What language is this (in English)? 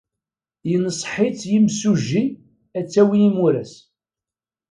Kabyle